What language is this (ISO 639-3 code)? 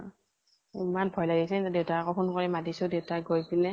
asm